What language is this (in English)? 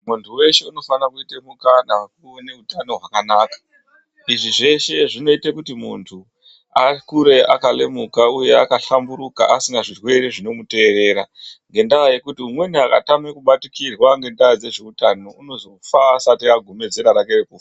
Ndau